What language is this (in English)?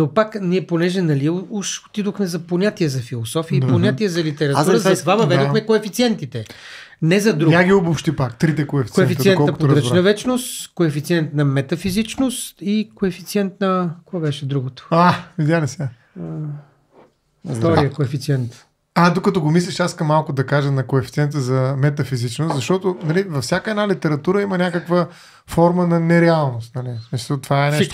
Bulgarian